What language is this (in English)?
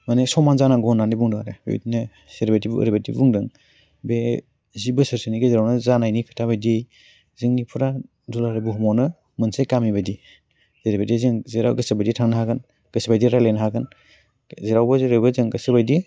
Bodo